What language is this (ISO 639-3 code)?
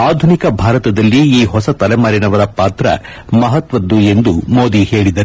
kan